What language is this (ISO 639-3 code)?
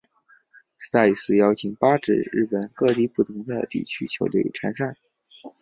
zho